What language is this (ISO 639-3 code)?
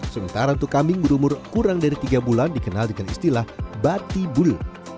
ind